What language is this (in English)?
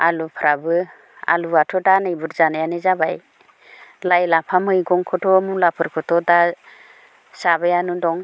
Bodo